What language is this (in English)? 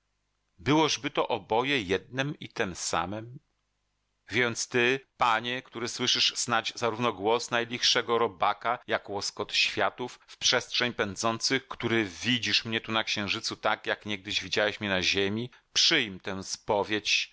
Polish